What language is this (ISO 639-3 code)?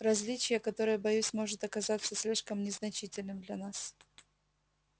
rus